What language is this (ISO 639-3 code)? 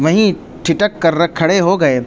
urd